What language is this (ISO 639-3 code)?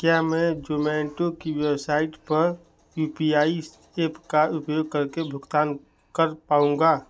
hin